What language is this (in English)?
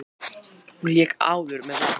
Icelandic